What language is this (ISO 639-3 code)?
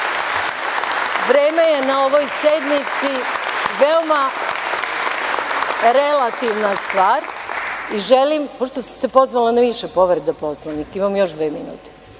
srp